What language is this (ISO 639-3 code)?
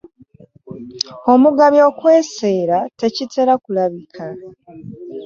lug